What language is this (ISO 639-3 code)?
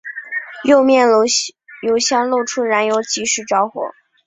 zho